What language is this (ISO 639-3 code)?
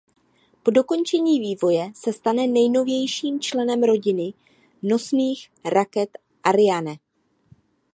ces